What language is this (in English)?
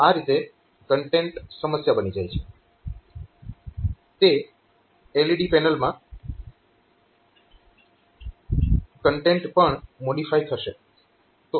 Gujarati